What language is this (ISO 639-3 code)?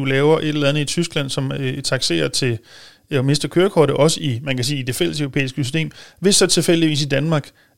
dan